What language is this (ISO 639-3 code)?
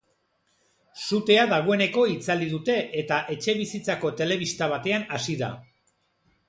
eus